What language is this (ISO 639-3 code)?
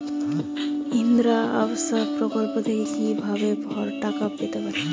ben